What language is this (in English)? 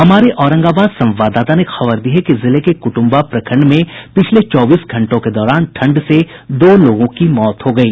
Hindi